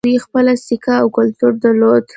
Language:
Pashto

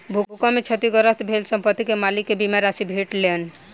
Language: Maithili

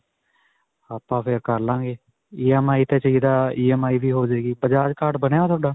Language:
Punjabi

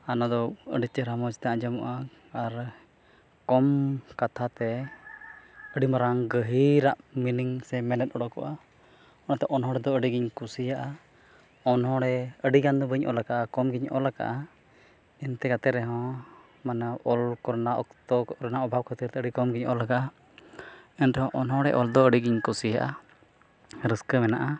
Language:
Santali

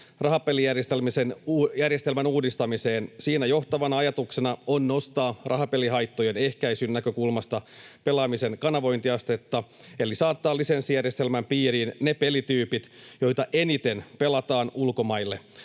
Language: Finnish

